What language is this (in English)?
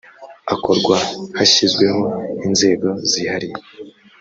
Kinyarwanda